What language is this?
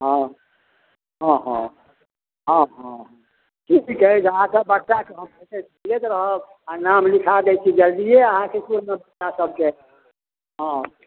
Maithili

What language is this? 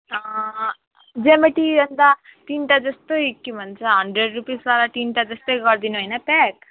Nepali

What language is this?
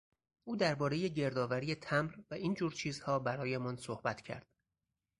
Persian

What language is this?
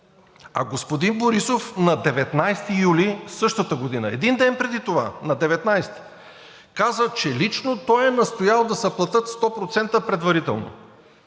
Bulgarian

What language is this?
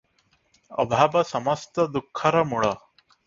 Odia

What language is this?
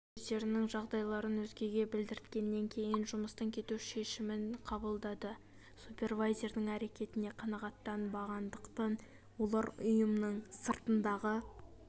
Kazakh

